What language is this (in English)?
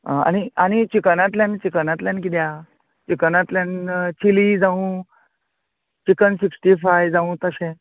Konkani